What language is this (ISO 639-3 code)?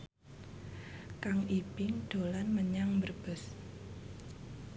jav